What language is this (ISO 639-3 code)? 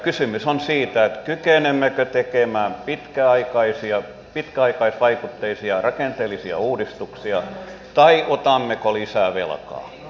fin